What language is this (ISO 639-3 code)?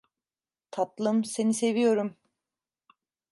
tur